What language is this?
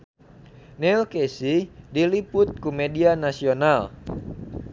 Sundanese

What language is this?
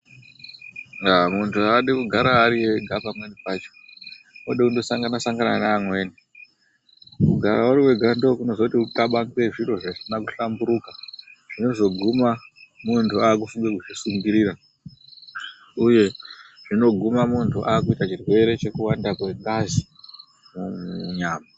Ndau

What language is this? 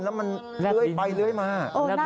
Thai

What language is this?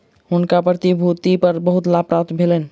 Maithili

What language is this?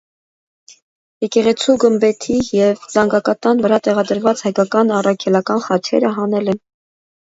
Armenian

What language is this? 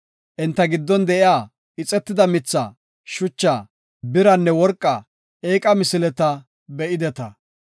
Gofa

